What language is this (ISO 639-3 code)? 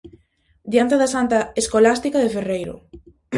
glg